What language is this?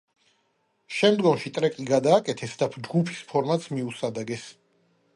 Georgian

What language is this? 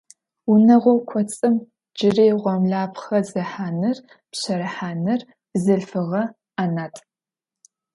Adyghe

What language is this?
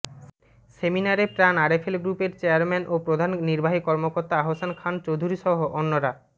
Bangla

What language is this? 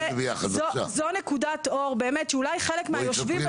Hebrew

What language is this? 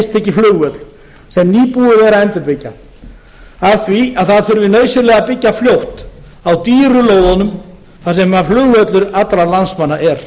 Icelandic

